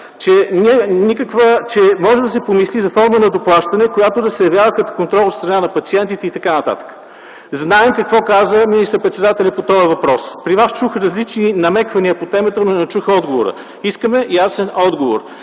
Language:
Bulgarian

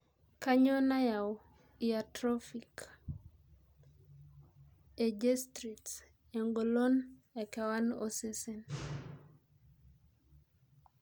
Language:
Masai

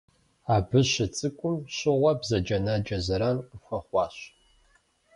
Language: Kabardian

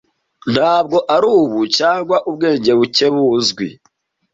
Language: Kinyarwanda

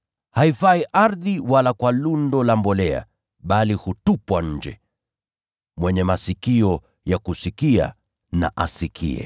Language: Swahili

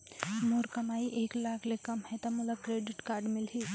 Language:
Chhattisgarhi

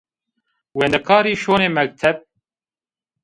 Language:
Zaza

